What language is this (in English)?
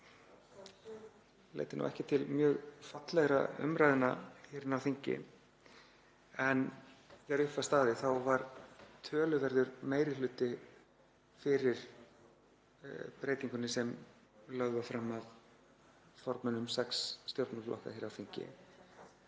Icelandic